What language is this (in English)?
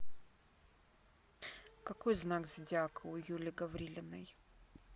Russian